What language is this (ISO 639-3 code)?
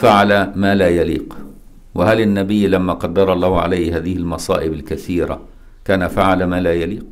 ara